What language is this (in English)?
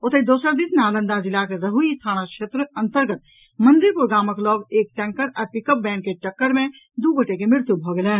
Maithili